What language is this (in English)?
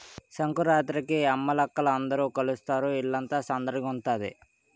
Telugu